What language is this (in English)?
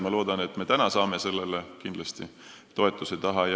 Estonian